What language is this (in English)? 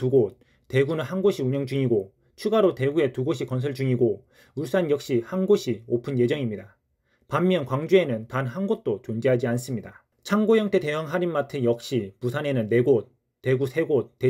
Korean